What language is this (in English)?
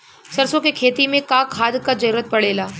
Bhojpuri